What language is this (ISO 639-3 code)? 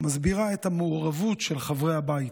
heb